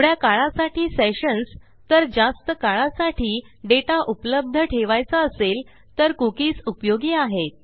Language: Marathi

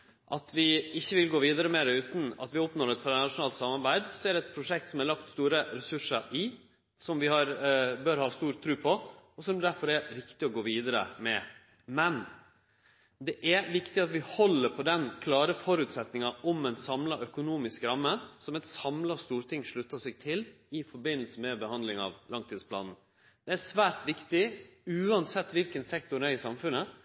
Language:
Norwegian Nynorsk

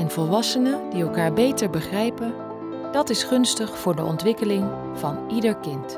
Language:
Dutch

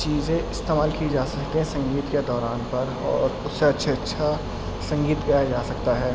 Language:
Urdu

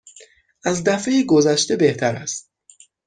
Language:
Persian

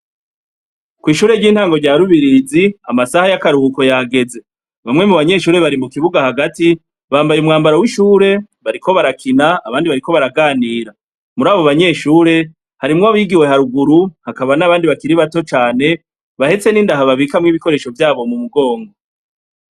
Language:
Rundi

